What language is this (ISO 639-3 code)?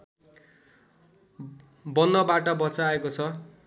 nep